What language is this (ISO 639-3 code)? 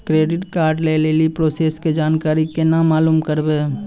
mai